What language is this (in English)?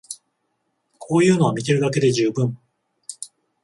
Japanese